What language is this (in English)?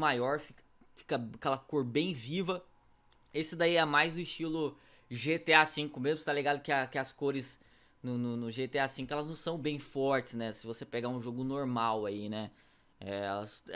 Portuguese